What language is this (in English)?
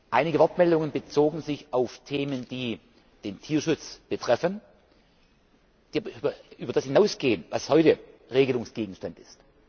German